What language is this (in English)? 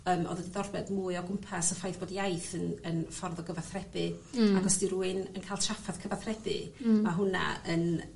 Welsh